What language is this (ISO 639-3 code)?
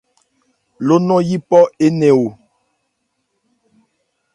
ebr